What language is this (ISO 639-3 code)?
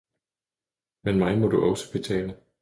dan